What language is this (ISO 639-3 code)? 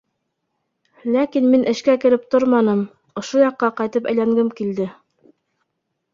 bak